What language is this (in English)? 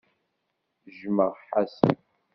Kabyle